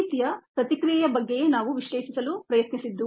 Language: Kannada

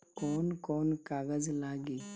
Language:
Bhojpuri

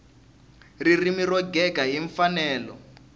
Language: Tsonga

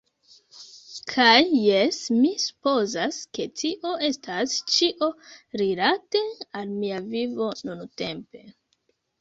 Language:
Esperanto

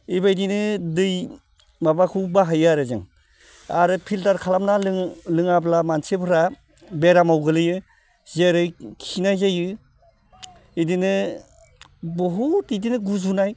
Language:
Bodo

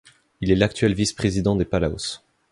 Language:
French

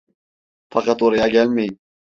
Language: Turkish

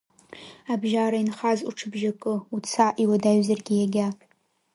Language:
Abkhazian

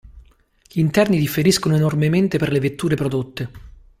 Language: Italian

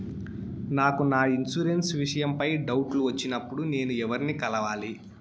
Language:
Telugu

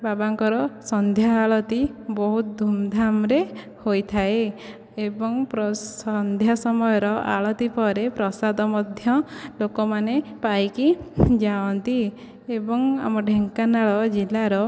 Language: Odia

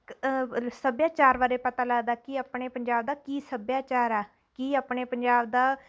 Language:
Punjabi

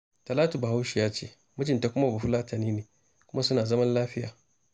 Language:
Hausa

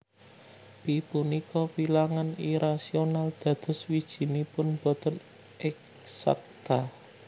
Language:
Javanese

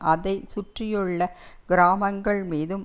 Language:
Tamil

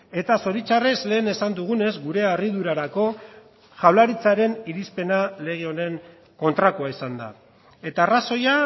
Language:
Basque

